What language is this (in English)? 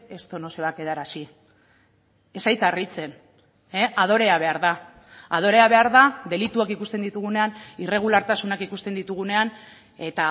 Basque